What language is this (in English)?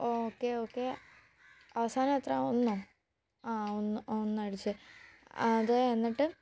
Malayalam